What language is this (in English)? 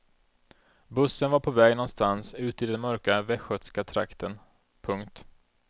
Swedish